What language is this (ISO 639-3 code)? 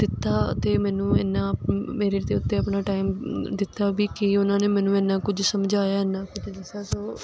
pan